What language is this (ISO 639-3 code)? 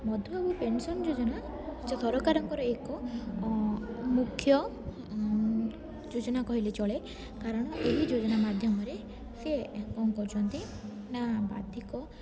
ori